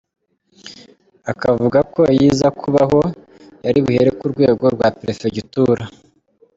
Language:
Kinyarwanda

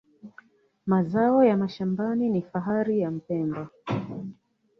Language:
Swahili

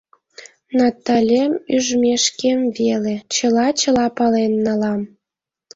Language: Mari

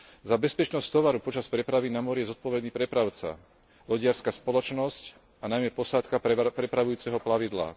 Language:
Slovak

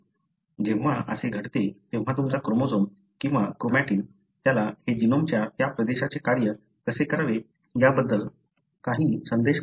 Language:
Marathi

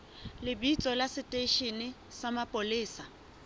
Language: Southern Sotho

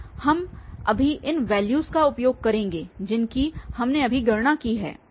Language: Hindi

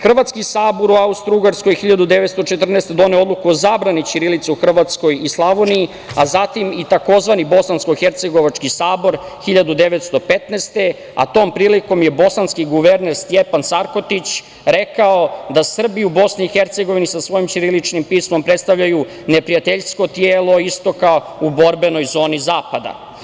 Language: Serbian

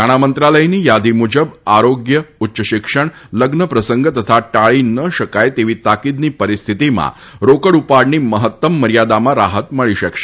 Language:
Gujarati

